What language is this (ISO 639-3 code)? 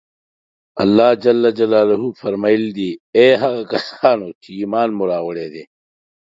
pus